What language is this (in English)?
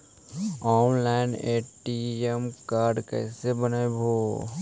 Magahi